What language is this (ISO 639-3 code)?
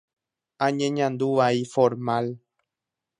grn